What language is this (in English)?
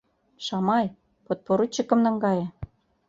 Mari